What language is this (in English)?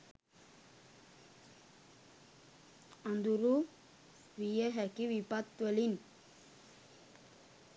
Sinhala